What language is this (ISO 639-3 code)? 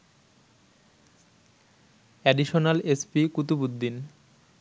ben